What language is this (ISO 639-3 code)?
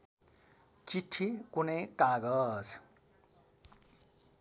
nep